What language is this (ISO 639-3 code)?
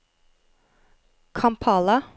nor